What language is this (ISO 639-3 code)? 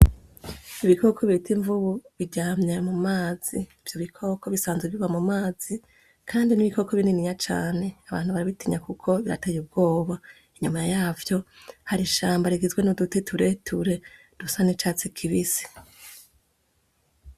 run